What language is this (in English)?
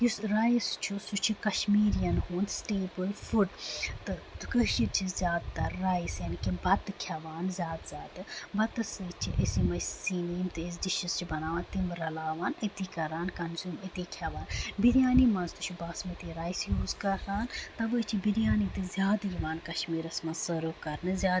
Kashmiri